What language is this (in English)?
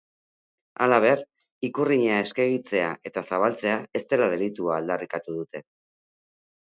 Basque